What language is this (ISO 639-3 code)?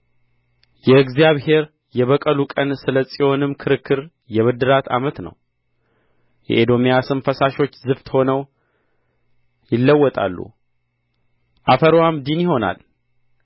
amh